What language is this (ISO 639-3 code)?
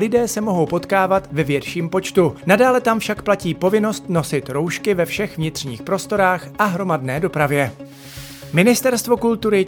ces